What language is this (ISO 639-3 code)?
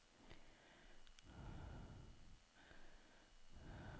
nor